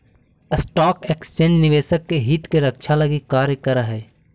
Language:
Magahi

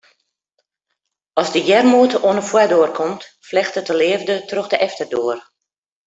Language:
Western Frisian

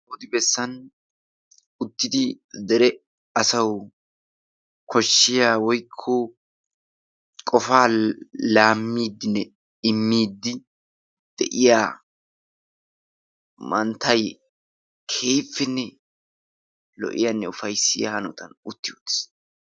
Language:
Wolaytta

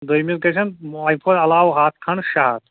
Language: Kashmiri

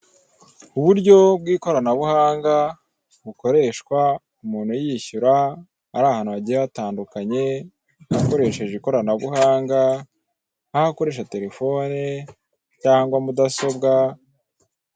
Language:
Kinyarwanda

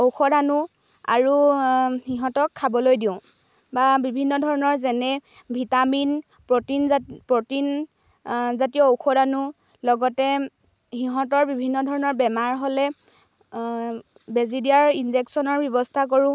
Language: Assamese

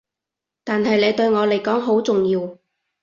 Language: Cantonese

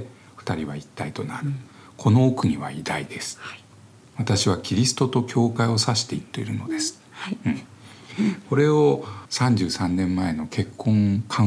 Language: Japanese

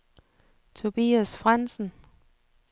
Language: Danish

